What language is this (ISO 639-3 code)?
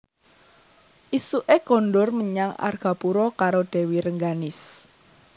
jav